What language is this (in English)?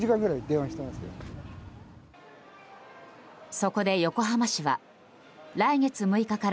Japanese